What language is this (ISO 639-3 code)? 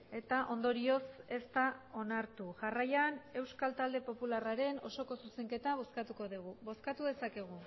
eus